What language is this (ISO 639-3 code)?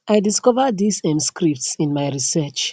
pcm